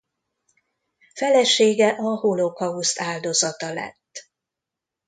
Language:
Hungarian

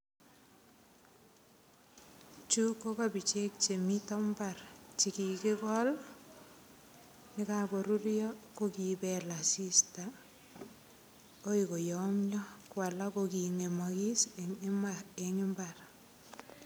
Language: Kalenjin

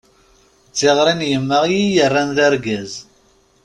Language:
Kabyle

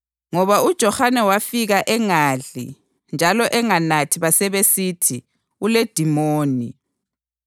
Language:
North Ndebele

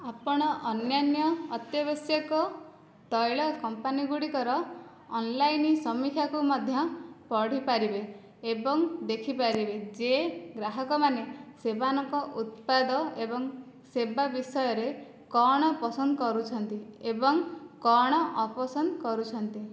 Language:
Odia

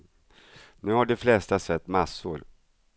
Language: Swedish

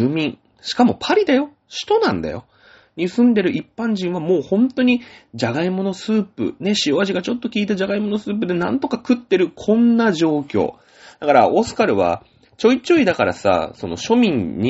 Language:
Japanese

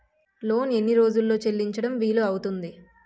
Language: Telugu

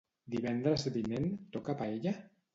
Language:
Catalan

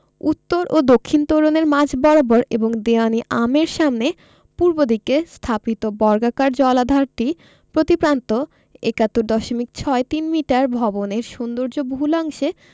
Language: Bangla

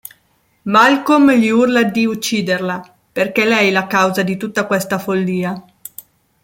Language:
Italian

